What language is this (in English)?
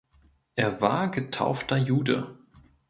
German